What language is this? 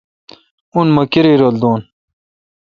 Kalkoti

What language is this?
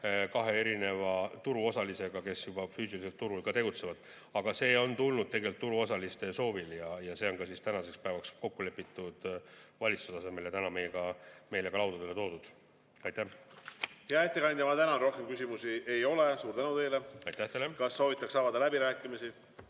Estonian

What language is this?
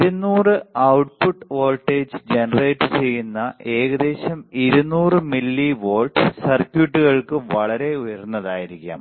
Malayalam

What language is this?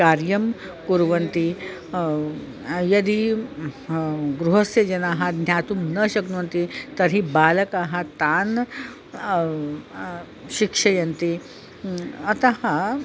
Sanskrit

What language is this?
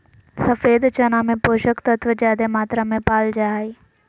Magahi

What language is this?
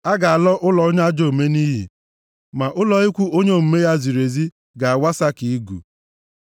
Igbo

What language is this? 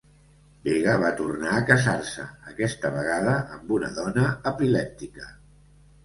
Catalan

